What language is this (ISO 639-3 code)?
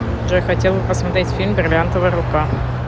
rus